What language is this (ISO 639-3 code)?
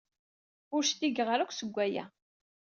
kab